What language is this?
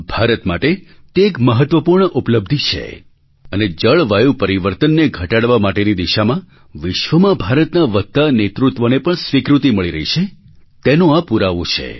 Gujarati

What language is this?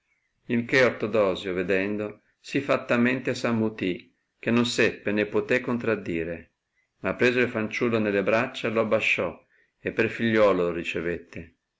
Italian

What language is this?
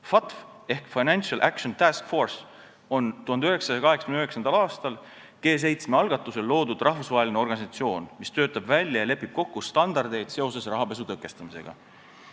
Estonian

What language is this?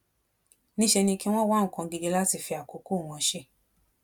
Yoruba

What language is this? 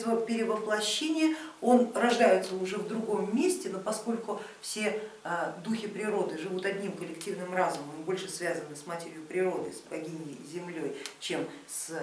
Russian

